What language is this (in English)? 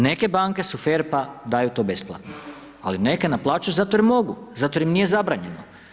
Croatian